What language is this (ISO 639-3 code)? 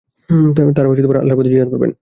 ben